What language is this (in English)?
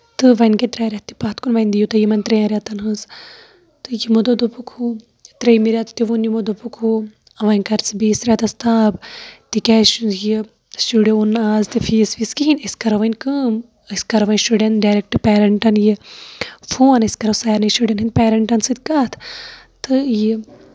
Kashmiri